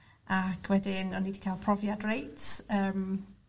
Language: Welsh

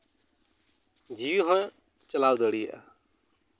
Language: Santali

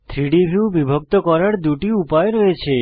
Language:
Bangla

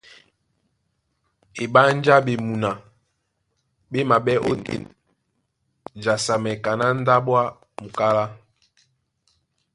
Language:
Duala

